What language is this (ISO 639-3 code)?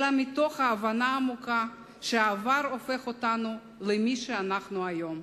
heb